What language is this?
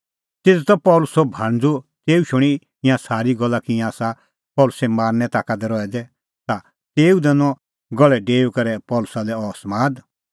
Kullu Pahari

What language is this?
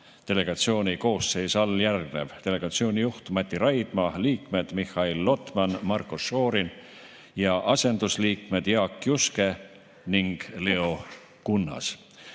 Estonian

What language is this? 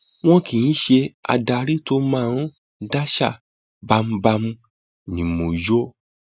Yoruba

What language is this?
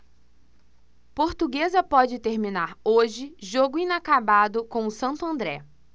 Portuguese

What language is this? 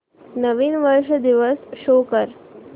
Marathi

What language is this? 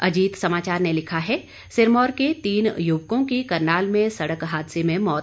Hindi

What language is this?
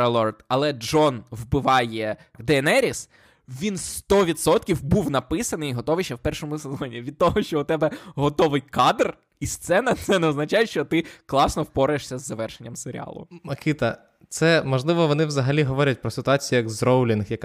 Ukrainian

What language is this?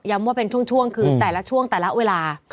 Thai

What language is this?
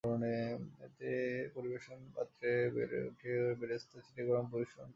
Bangla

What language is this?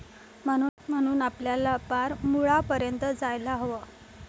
Marathi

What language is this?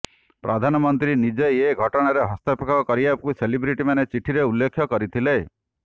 Odia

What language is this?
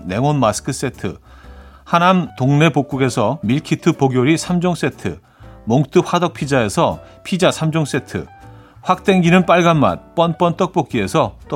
Korean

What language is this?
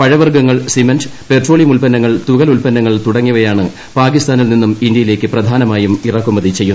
Malayalam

